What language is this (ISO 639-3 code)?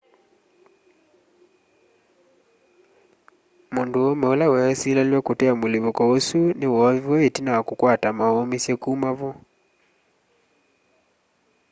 kam